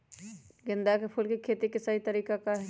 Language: Magahi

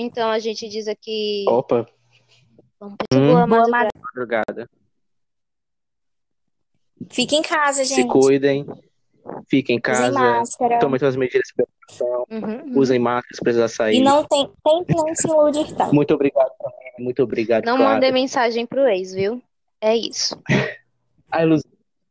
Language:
Portuguese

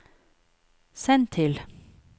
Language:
Norwegian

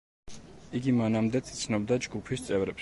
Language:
Georgian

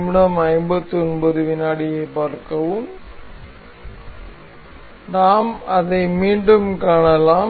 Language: Tamil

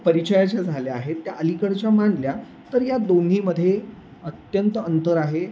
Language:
Marathi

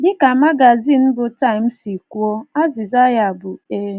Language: Igbo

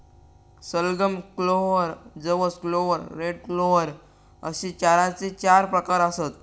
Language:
Marathi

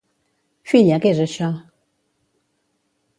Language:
Catalan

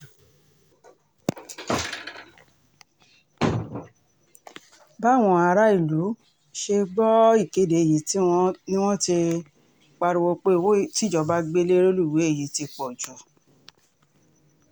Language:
Yoruba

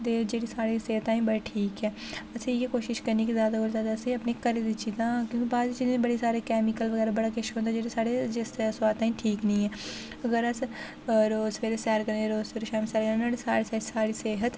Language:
Dogri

